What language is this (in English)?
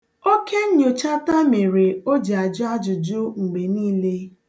Igbo